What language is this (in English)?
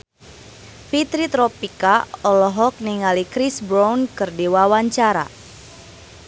Sundanese